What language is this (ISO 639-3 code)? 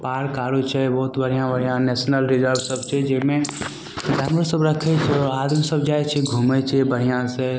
mai